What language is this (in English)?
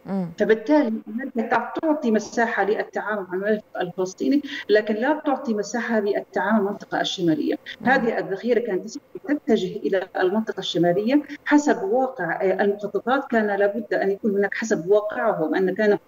Arabic